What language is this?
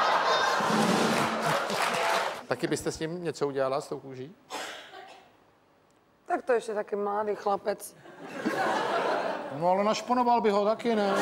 Czech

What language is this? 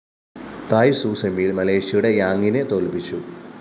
Malayalam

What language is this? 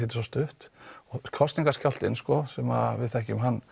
Icelandic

